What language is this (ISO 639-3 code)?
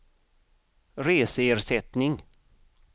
swe